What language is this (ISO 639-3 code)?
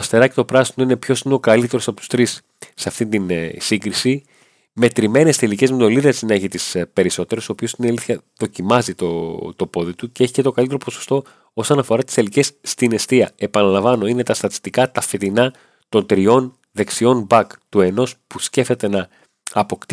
ell